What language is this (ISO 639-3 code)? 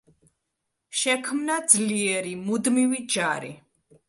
kat